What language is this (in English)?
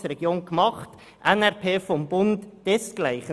Swiss German